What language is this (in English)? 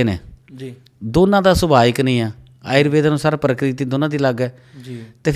Punjabi